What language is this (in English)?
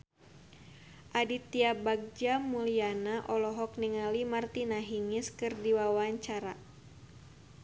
Sundanese